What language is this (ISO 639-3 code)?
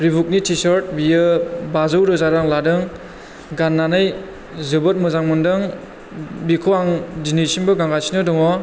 brx